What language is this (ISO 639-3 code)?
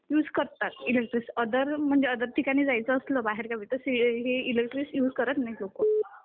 mar